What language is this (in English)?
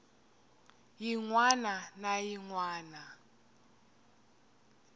Tsonga